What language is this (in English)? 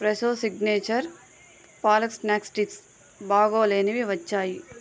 Telugu